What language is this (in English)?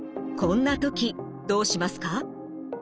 Japanese